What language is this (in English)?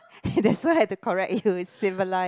English